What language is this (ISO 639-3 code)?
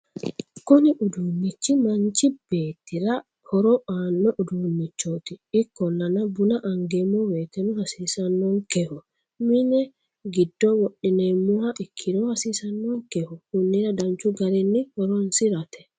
sid